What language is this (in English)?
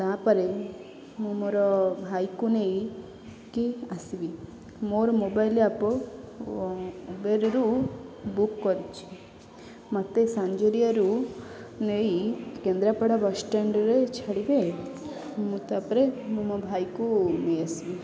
Odia